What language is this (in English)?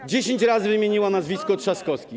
Polish